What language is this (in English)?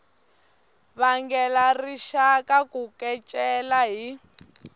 Tsonga